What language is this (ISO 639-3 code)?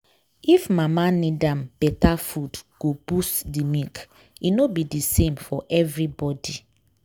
pcm